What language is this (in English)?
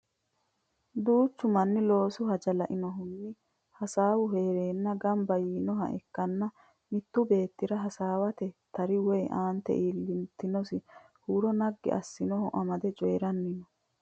Sidamo